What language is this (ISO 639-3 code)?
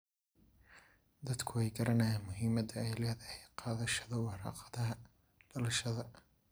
som